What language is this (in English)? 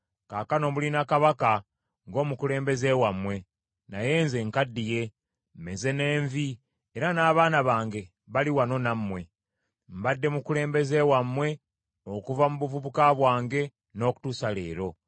Ganda